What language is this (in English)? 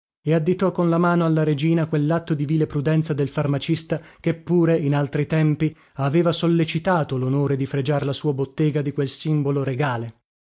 Italian